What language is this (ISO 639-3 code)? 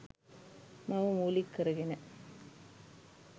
sin